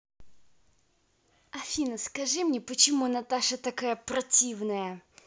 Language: Russian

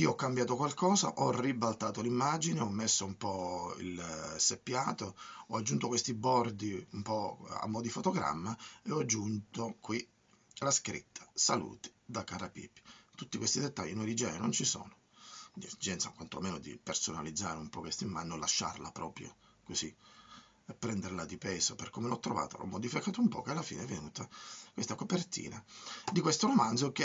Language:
Italian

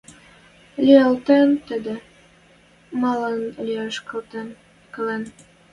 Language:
Western Mari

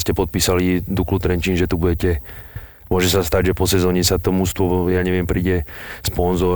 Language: Slovak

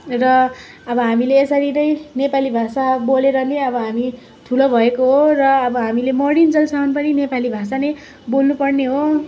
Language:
Nepali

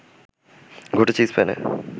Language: Bangla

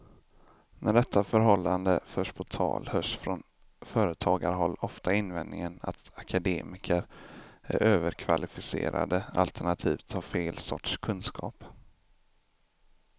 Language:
Swedish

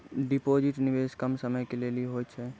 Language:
Maithili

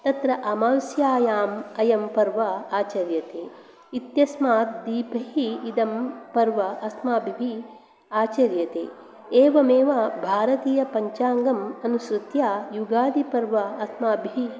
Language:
Sanskrit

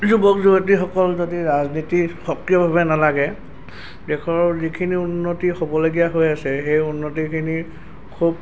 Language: Assamese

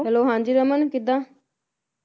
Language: Punjabi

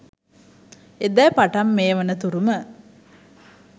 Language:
Sinhala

